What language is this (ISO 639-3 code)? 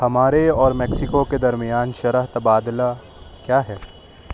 urd